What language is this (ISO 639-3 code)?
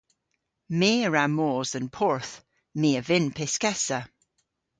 cor